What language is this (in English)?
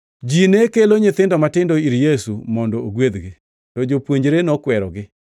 Luo (Kenya and Tanzania)